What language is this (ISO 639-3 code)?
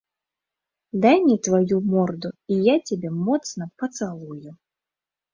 bel